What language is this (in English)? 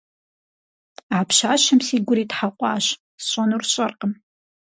Kabardian